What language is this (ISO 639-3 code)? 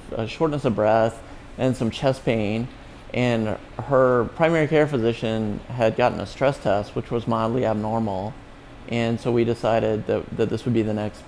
eng